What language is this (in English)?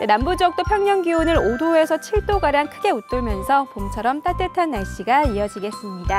Korean